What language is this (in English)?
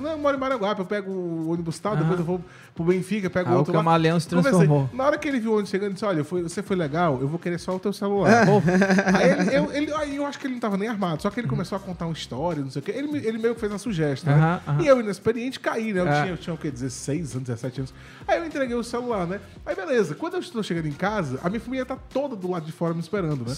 Portuguese